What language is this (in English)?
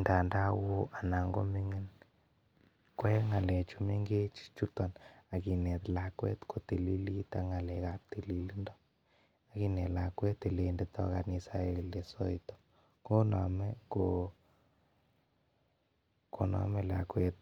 Kalenjin